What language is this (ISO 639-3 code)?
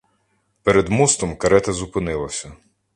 ukr